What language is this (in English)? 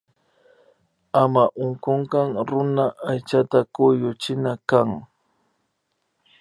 Imbabura Highland Quichua